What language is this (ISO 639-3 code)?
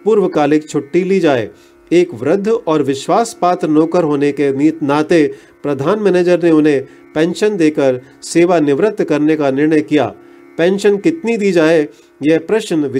hin